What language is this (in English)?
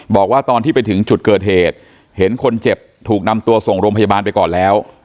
Thai